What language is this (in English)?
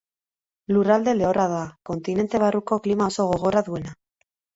Basque